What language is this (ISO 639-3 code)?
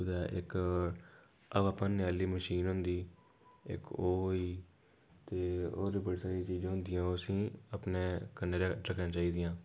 doi